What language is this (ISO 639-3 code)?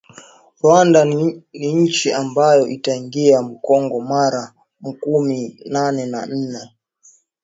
swa